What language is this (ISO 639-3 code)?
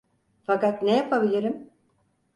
tur